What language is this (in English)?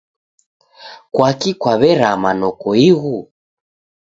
Taita